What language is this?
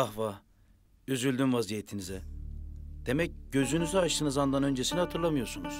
Turkish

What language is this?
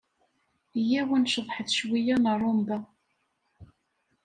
Kabyle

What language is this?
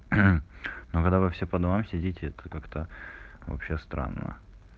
Russian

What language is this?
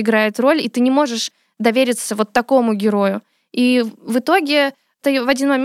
Russian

